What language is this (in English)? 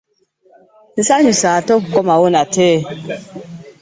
Ganda